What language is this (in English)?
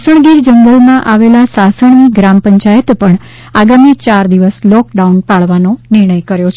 Gujarati